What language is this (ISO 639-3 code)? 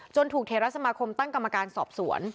tha